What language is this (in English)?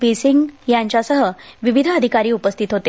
Marathi